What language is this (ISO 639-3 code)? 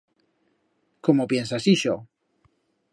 arg